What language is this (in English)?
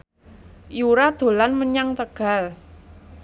Javanese